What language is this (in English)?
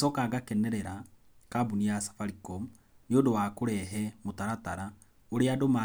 Kikuyu